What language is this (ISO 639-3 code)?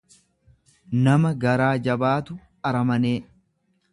orm